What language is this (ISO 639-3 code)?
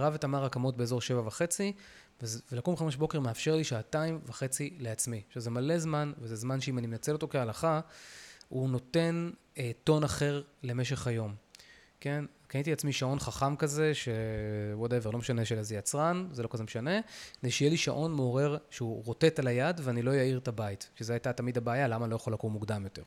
heb